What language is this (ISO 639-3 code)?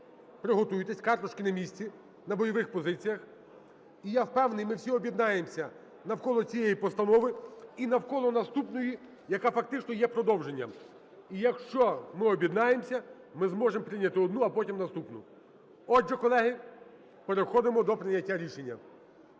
ukr